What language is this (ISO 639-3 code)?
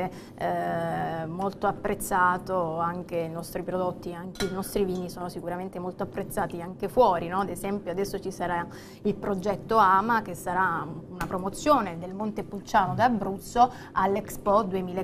ita